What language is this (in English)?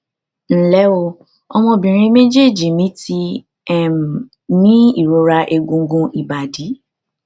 Yoruba